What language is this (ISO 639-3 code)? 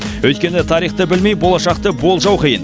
kaz